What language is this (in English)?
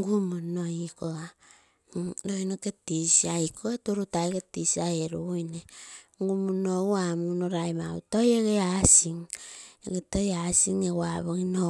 Terei